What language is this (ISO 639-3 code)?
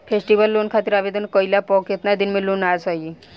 bho